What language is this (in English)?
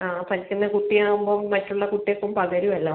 Malayalam